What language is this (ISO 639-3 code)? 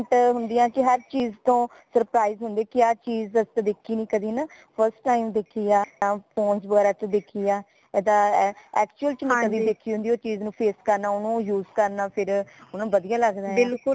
pan